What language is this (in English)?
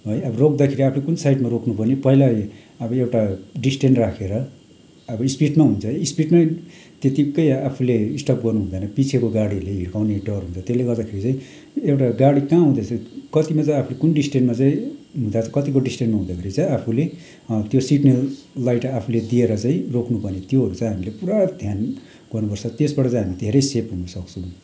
Nepali